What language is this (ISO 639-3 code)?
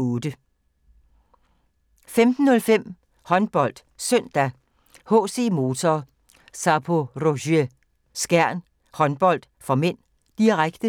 dan